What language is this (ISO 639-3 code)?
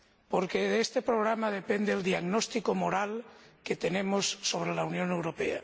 spa